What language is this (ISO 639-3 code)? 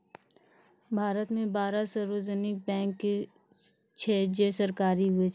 mai